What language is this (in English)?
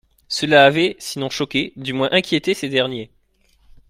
French